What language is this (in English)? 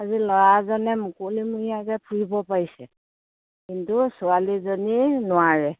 Assamese